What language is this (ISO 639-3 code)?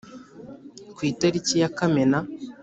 kin